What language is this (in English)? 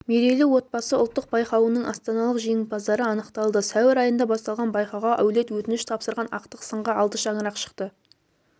Kazakh